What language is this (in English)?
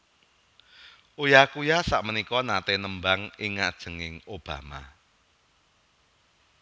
Javanese